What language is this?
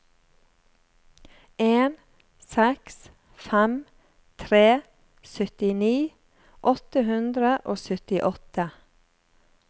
Norwegian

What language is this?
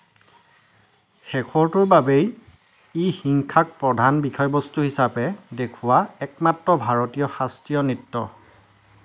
Assamese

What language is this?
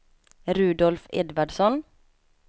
Swedish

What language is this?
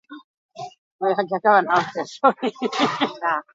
Basque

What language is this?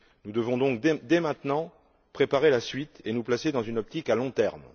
French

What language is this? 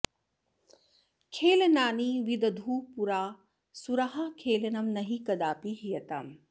Sanskrit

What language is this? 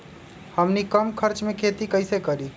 Magahi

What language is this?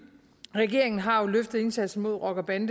Danish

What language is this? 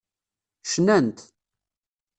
Kabyle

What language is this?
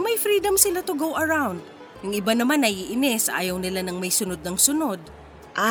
Filipino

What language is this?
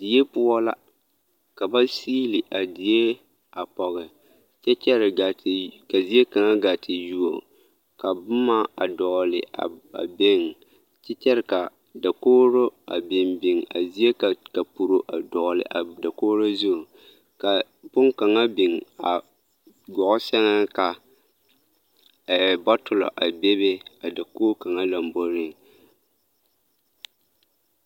Southern Dagaare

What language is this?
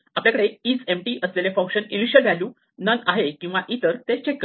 Marathi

